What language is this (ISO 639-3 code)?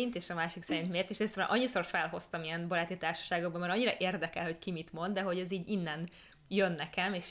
hun